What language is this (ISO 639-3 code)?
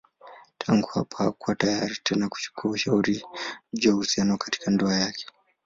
swa